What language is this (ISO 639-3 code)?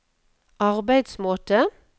nor